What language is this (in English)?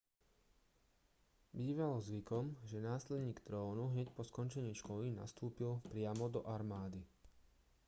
Slovak